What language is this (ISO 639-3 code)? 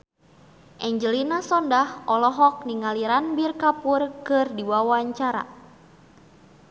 sun